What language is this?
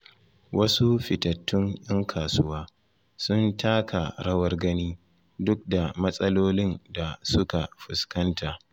Hausa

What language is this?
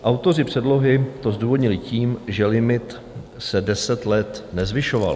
Czech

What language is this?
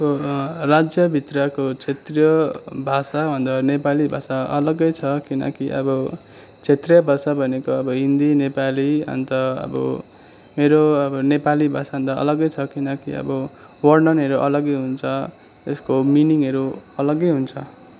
Nepali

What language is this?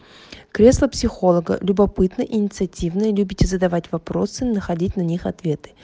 Russian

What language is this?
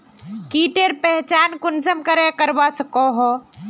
Magahi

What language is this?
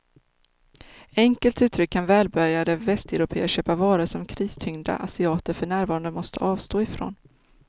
Swedish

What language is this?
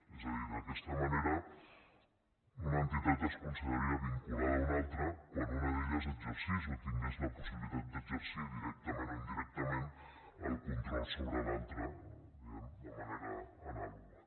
Catalan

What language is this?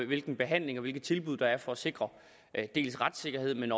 Danish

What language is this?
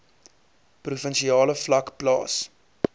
Afrikaans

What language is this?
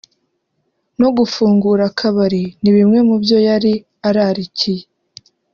Kinyarwanda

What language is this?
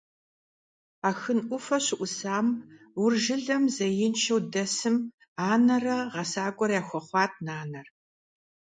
Kabardian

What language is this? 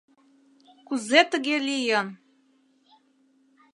Mari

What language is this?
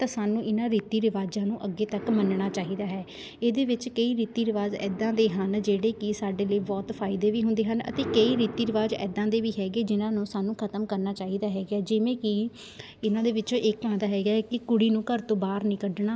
Punjabi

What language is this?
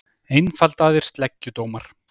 Icelandic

